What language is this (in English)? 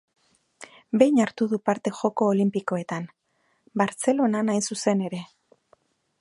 Basque